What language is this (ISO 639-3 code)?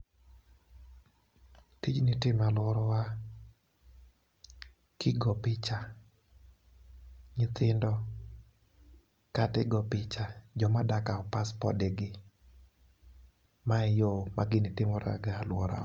luo